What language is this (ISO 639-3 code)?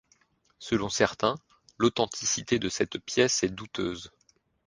fra